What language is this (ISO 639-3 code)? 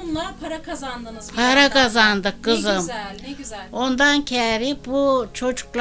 tur